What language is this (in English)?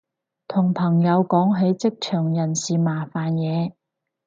Cantonese